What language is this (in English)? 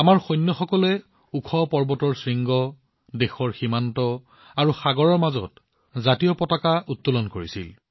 Assamese